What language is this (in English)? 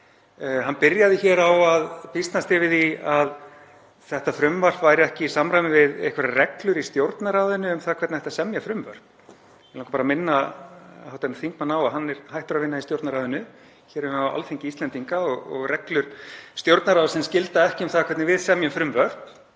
Icelandic